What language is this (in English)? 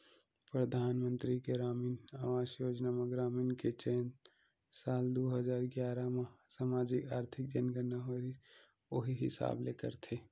Chhattisgarhi